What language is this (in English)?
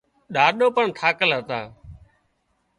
Wadiyara Koli